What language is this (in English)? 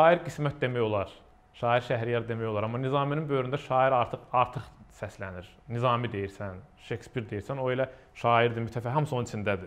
Turkish